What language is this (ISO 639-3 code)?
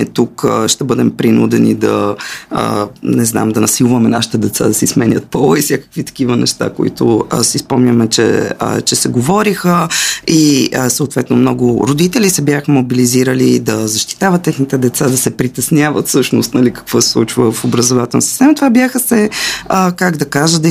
bul